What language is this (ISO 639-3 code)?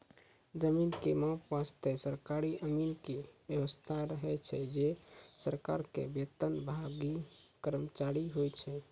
mai